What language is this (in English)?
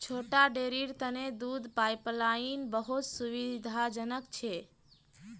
Magahi